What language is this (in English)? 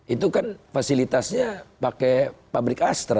Indonesian